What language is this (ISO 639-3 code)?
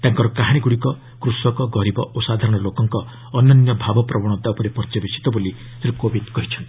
ori